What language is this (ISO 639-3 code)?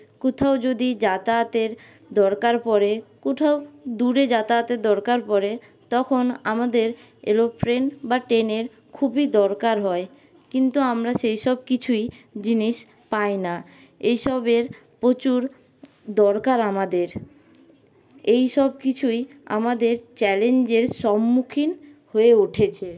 ben